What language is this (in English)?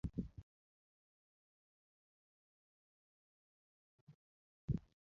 Luo (Kenya and Tanzania)